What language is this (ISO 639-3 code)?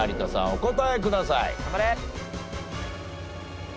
jpn